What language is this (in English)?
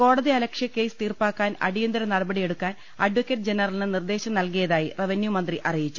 Malayalam